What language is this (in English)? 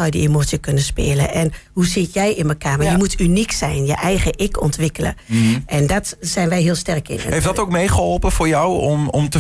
Dutch